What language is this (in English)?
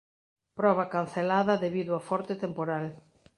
Galician